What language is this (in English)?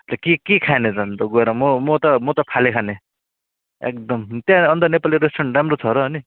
Nepali